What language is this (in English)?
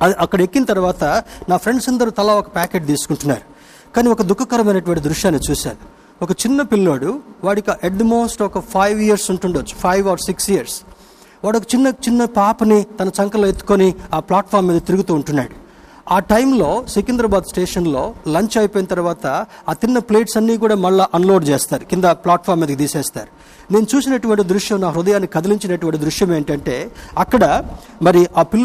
Telugu